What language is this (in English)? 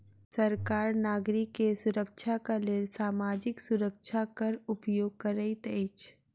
Maithili